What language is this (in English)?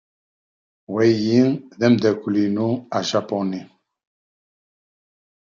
Kabyle